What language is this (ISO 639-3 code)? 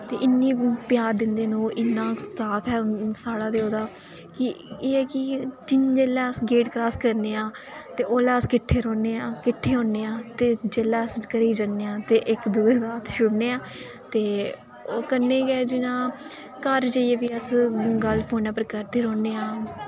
doi